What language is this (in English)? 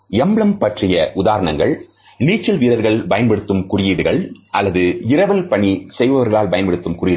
Tamil